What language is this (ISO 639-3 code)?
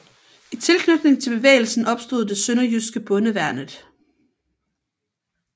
dan